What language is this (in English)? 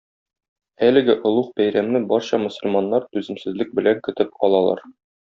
Tatar